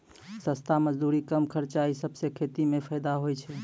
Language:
Maithili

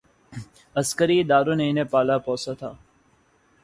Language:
Urdu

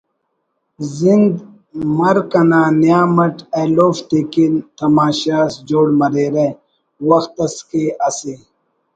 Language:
Brahui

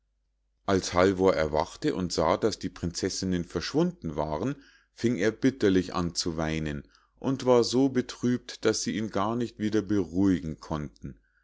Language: German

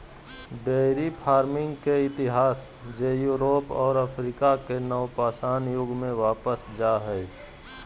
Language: Magahi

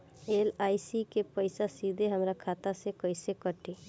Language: Bhojpuri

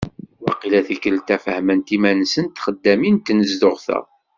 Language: Kabyle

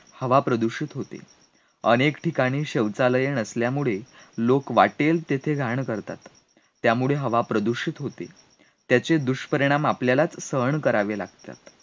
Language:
Marathi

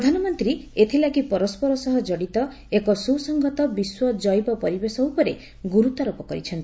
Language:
Odia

